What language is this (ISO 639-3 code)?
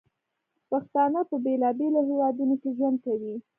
pus